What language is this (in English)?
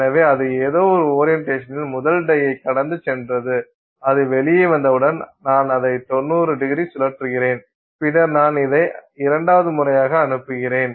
Tamil